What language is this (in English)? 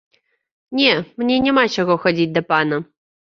Belarusian